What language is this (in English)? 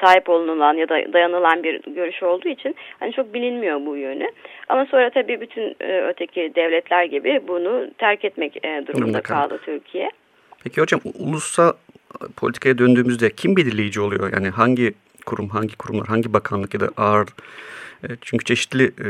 Turkish